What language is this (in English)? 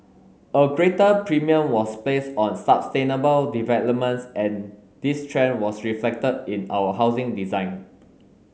English